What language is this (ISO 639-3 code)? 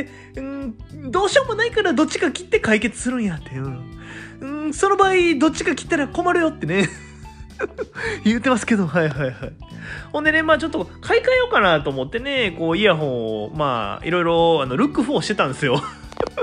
jpn